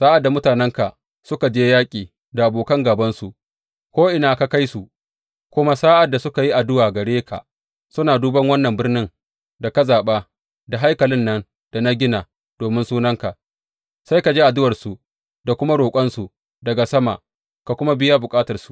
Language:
Hausa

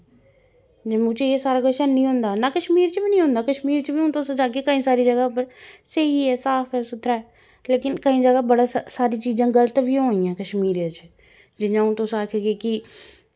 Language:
Dogri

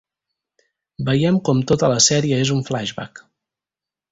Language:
Catalan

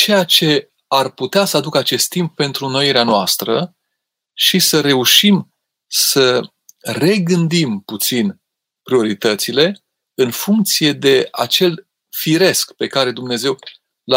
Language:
Romanian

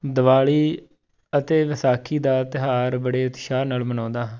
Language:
Punjabi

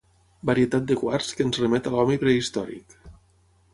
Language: Catalan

